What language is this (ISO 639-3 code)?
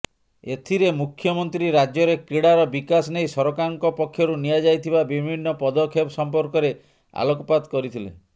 ori